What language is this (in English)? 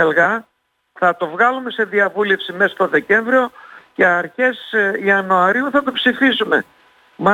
Greek